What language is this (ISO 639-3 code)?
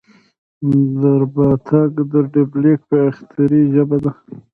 pus